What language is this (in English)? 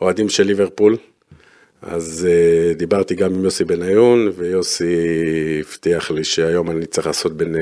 Hebrew